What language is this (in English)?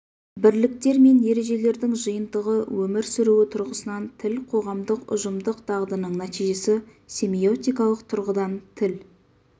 Kazakh